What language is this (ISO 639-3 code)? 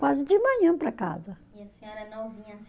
por